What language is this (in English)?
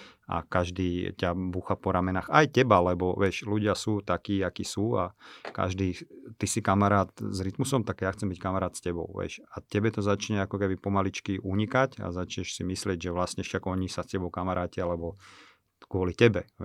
Slovak